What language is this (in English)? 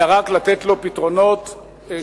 Hebrew